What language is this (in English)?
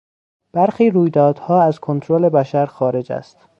Persian